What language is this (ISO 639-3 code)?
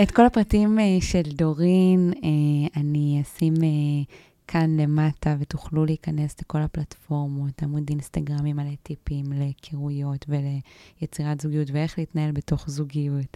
heb